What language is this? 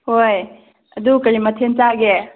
Manipuri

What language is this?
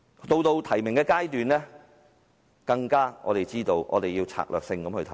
Cantonese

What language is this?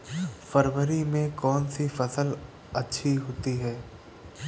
Hindi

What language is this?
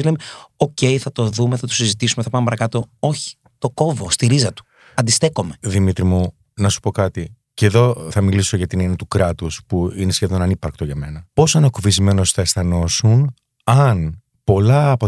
Greek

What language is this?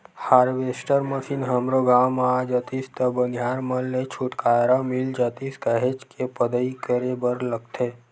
Chhattisgarhi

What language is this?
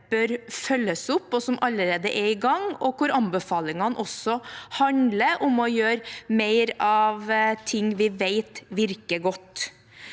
Norwegian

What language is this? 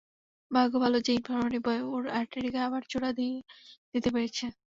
Bangla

